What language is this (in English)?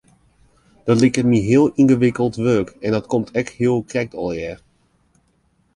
Western Frisian